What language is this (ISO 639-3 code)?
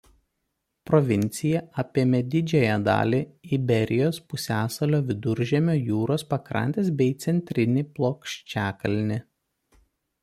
lit